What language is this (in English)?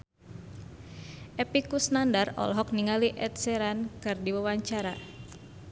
Sundanese